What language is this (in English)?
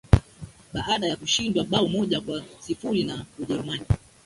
Swahili